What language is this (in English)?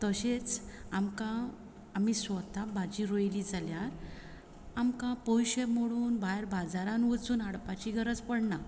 Konkani